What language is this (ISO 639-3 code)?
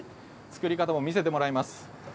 jpn